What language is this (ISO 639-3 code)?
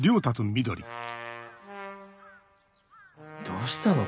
jpn